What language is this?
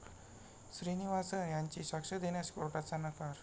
Marathi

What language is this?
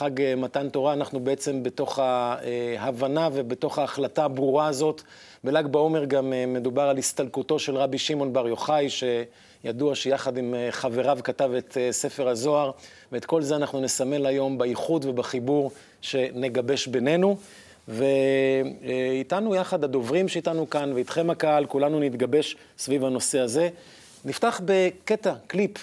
Hebrew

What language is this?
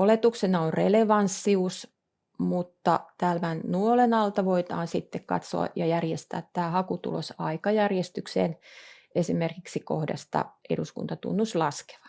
Finnish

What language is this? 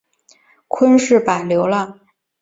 Chinese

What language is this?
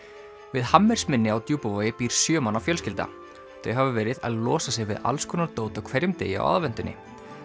Icelandic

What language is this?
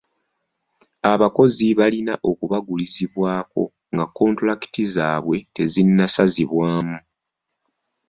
Ganda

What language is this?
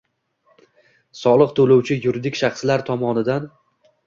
Uzbek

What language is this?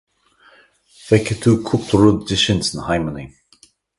Irish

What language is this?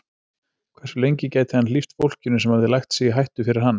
Icelandic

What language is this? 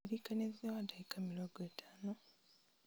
Kikuyu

